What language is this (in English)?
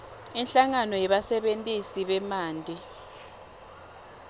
Swati